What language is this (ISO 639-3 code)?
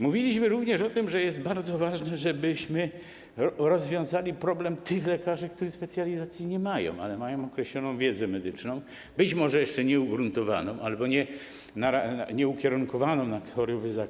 pol